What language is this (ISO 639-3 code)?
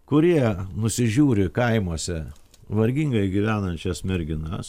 lit